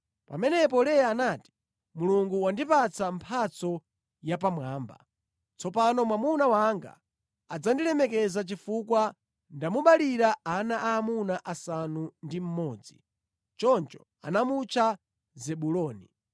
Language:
Nyanja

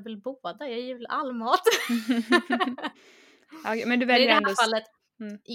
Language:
Swedish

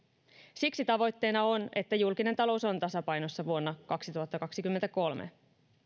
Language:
Finnish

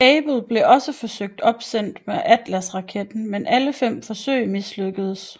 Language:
Danish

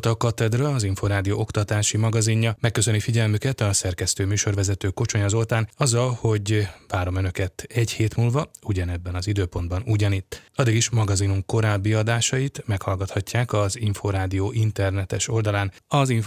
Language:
Hungarian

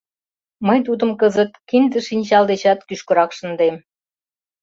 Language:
Mari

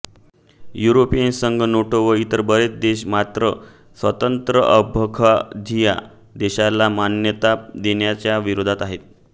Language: Marathi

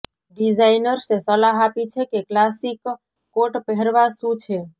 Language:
Gujarati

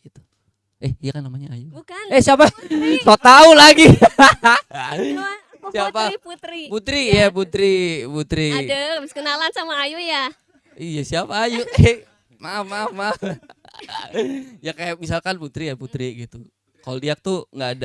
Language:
Indonesian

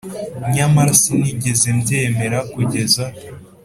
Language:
Kinyarwanda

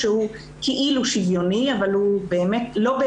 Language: Hebrew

